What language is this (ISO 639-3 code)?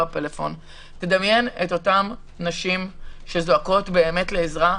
heb